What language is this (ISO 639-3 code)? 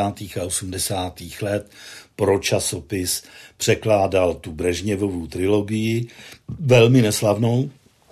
ces